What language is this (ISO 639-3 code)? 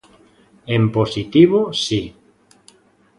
glg